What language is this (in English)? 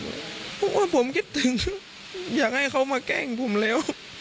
Thai